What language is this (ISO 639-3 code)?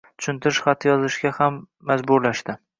uzb